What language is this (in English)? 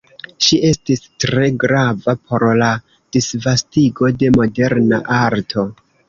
Esperanto